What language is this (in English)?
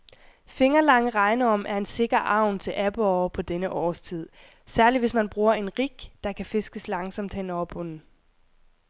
Danish